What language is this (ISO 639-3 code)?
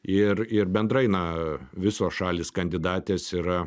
lit